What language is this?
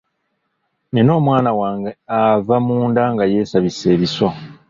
Ganda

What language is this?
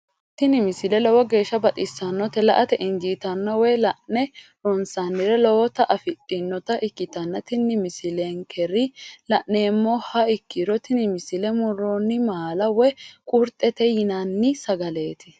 Sidamo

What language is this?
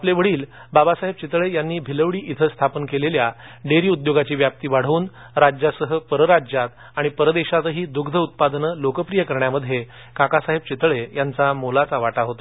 Marathi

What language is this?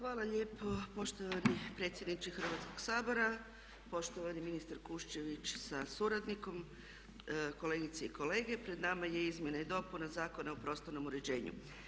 Croatian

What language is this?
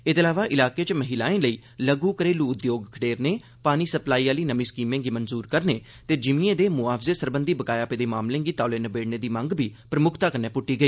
Dogri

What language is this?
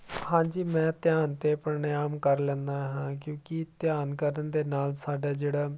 Punjabi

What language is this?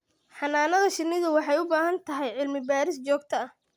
Somali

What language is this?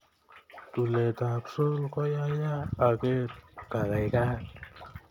Kalenjin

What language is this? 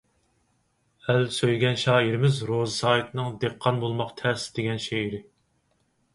Uyghur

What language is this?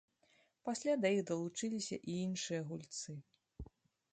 Belarusian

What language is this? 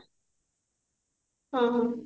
Odia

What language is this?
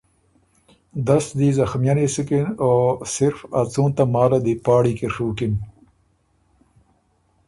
Ormuri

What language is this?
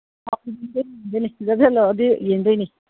Manipuri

